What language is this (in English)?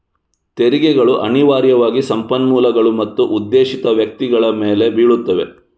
Kannada